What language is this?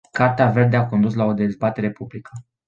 Romanian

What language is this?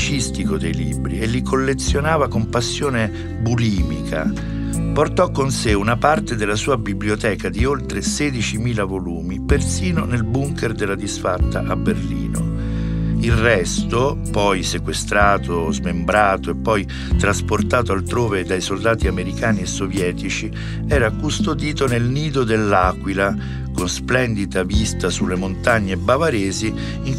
Italian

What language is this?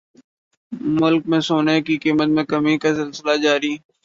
Urdu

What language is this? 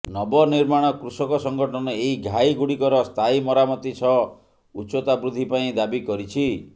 Odia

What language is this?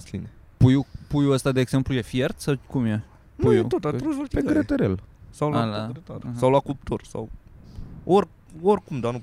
Romanian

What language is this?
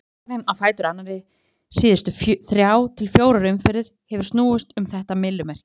Icelandic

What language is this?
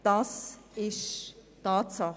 Swiss German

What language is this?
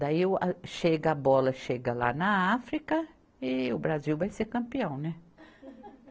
Portuguese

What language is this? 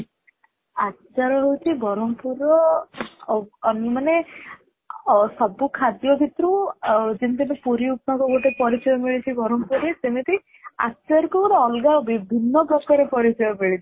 Odia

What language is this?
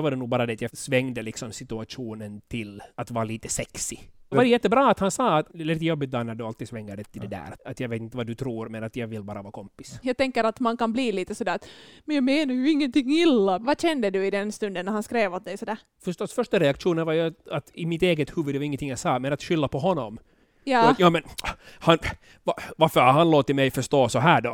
Swedish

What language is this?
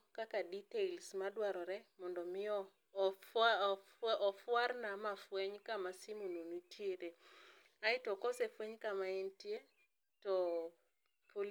Luo (Kenya and Tanzania)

